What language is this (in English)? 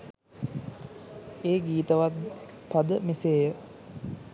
Sinhala